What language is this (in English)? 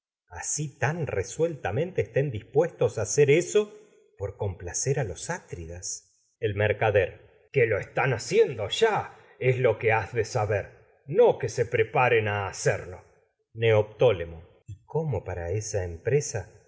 Spanish